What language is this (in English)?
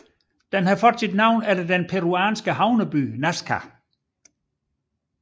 Danish